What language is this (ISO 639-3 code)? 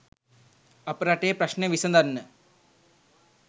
sin